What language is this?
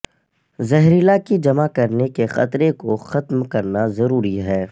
Urdu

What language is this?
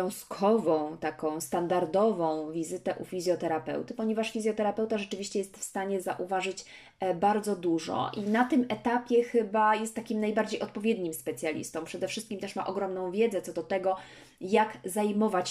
Polish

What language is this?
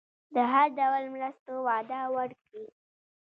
Pashto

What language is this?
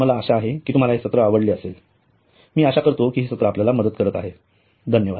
Marathi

